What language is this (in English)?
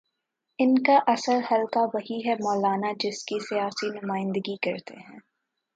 Urdu